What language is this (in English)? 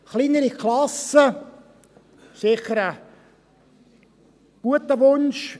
Swiss German